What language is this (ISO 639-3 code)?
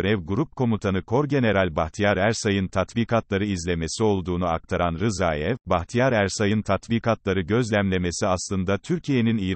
tur